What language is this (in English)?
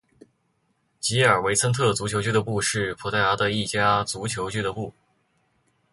Chinese